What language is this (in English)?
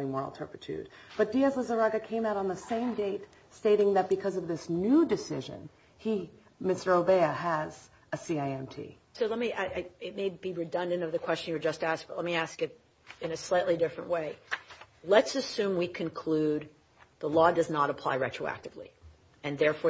English